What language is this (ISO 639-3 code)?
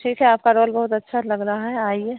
hin